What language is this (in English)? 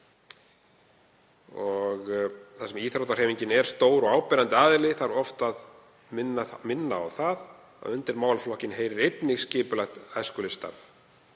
Icelandic